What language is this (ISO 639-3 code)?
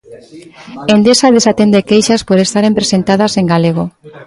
glg